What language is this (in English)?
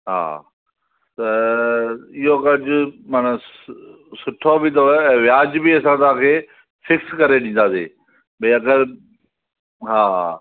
Sindhi